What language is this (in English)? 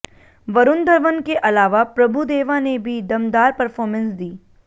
Hindi